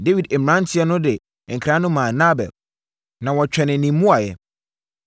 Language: Akan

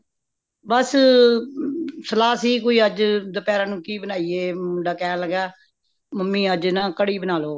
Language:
Punjabi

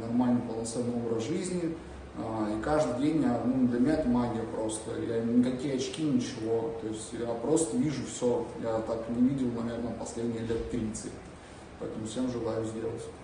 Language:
Russian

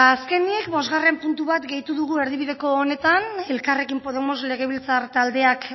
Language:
Basque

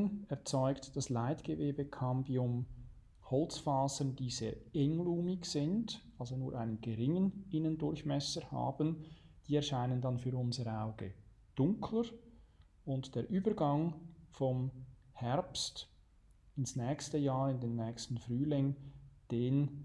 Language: German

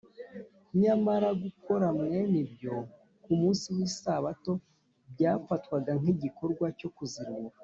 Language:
Kinyarwanda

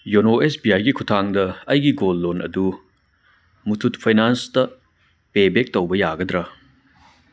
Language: Manipuri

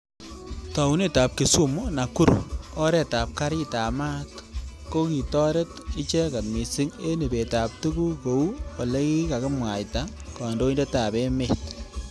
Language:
Kalenjin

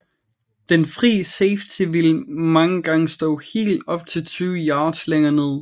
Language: Danish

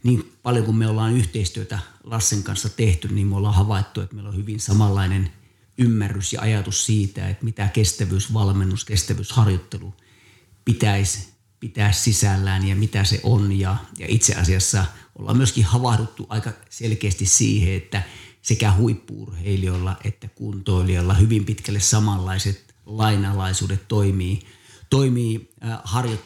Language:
Finnish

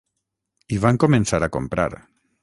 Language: Catalan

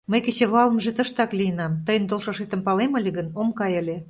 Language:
Mari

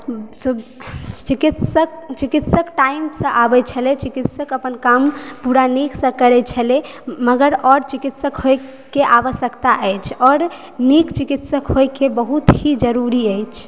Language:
Maithili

